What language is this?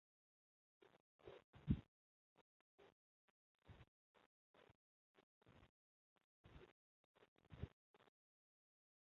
Chinese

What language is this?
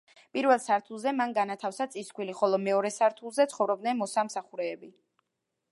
Georgian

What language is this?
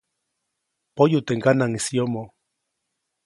Copainalá Zoque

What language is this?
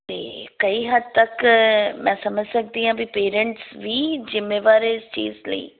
Punjabi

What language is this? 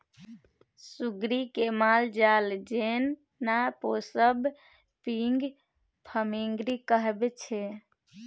Maithili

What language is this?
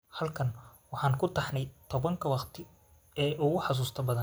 Somali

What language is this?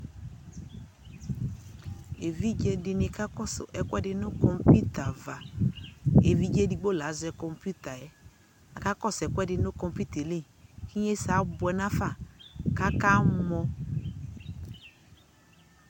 Ikposo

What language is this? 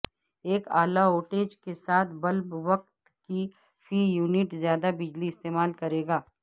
Urdu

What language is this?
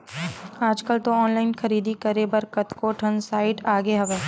Chhattisgarhi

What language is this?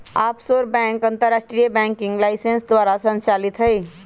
Magahi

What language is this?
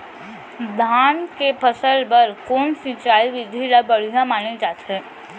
Chhattisgarhi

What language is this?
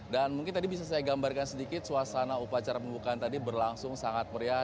Indonesian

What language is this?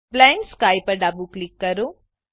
Gujarati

